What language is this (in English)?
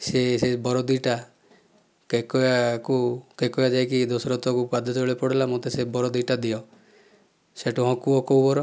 Odia